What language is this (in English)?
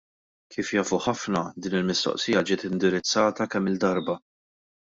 Maltese